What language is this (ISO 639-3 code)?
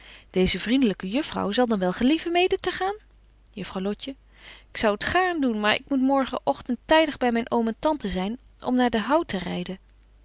nld